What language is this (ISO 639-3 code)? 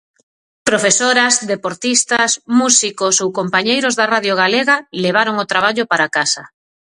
glg